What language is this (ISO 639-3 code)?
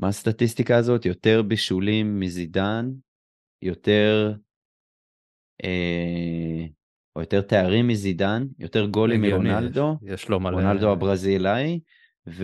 heb